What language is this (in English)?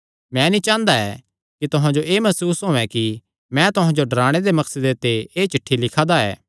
Kangri